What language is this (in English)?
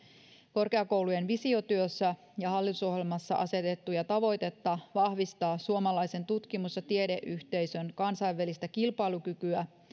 Finnish